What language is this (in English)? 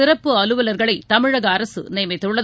Tamil